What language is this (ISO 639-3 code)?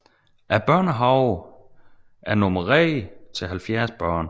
dan